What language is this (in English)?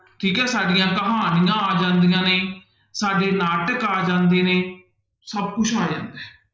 Punjabi